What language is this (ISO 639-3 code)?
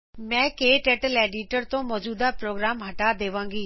pan